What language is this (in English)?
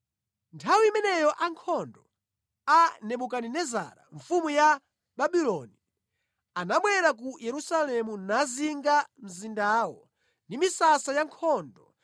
Nyanja